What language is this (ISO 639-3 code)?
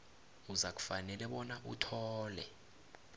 nbl